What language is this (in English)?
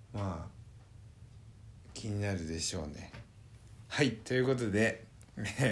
Japanese